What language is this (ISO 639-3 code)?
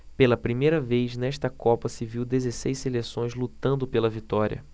por